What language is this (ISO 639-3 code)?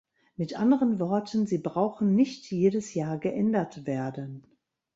deu